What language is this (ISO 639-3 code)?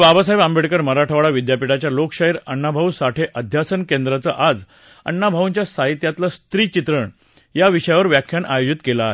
mar